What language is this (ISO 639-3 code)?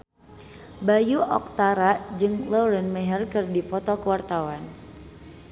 sun